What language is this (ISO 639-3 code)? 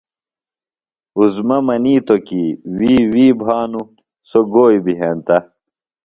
phl